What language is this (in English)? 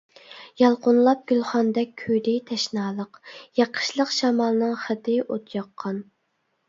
Uyghur